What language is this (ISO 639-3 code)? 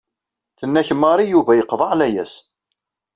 kab